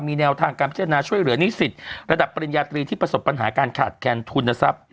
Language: Thai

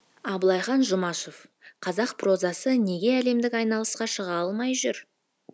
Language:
Kazakh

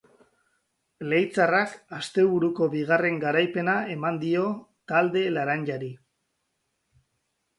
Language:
Basque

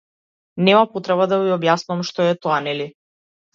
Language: Macedonian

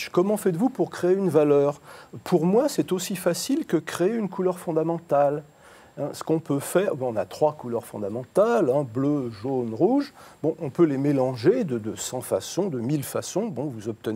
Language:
French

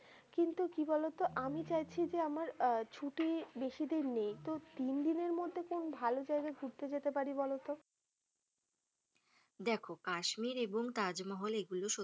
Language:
Bangla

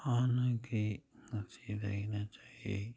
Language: Manipuri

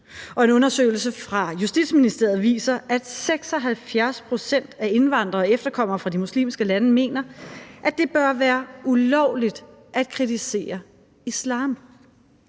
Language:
Danish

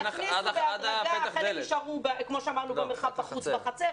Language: Hebrew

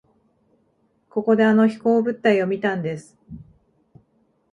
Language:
Japanese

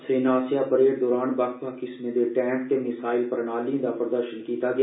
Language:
Dogri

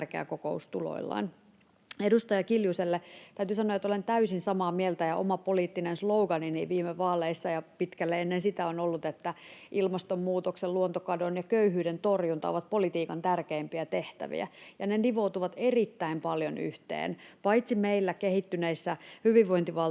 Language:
Finnish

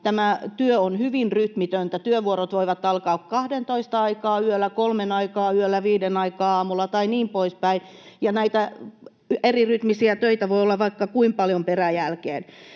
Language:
Finnish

